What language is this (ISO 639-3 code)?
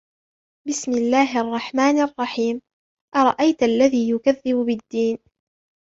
ara